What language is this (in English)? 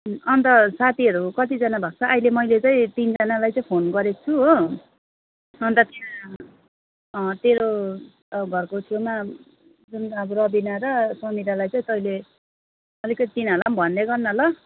Nepali